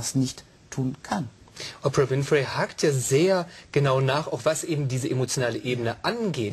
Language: German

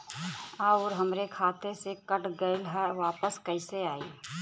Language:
Bhojpuri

